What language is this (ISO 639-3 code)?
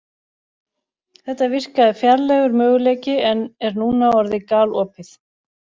isl